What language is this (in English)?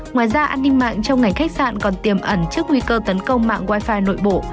Vietnamese